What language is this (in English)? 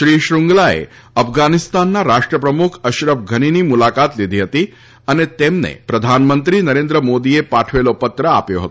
Gujarati